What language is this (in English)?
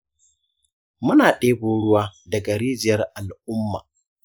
Hausa